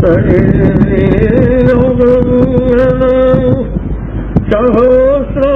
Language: Turkish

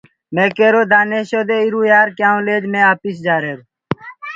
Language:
Gurgula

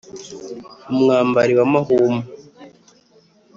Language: Kinyarwanda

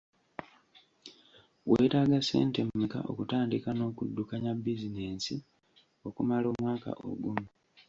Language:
Ganda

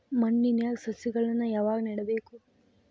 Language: Kannada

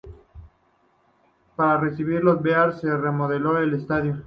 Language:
Spanish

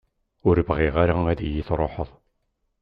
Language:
Kabyle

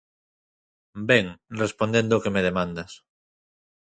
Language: Galician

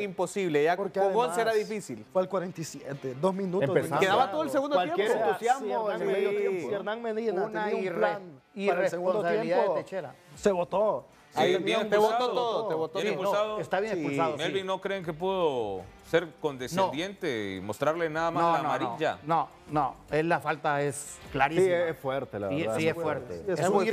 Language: Spanish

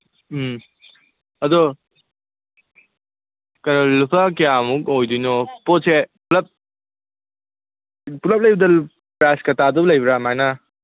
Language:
Manipuri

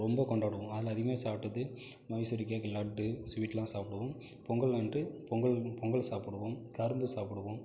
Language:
Tamil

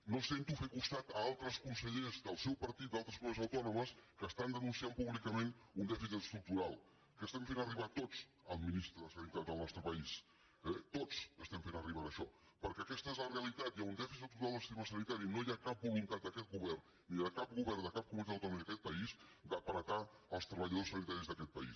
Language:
Catalan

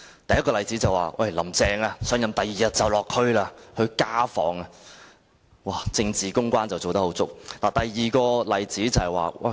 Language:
Cantonese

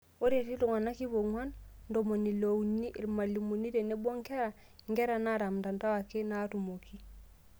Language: Masai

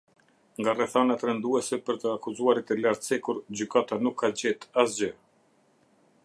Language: Albanian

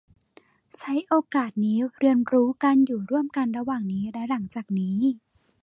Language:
Thai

